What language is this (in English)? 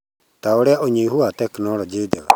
Kikuyu